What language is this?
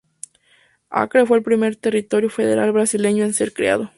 Spanish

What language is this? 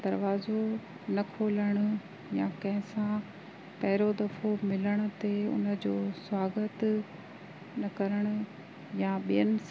Sindhi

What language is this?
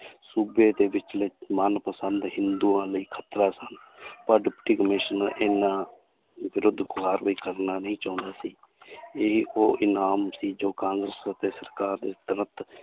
Punjabi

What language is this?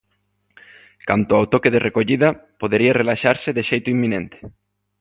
Galician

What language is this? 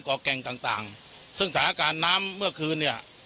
Thai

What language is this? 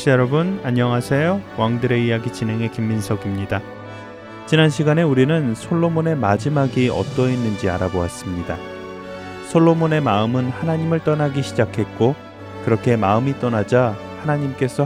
Korean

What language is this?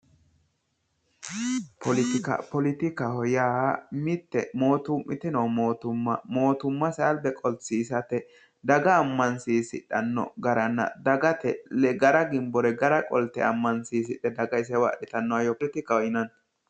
Sidamo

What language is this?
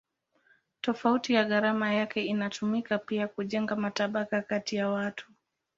Swahili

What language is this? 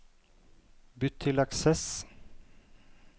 Norwegian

